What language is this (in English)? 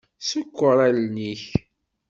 Kabyle